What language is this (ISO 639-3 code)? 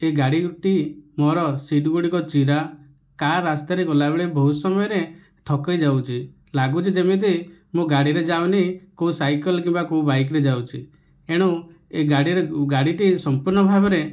ori